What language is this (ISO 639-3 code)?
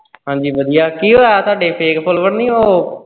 pan